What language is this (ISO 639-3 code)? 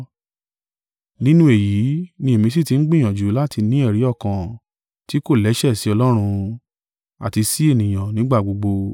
yor